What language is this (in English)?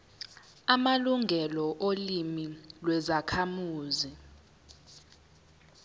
Zulu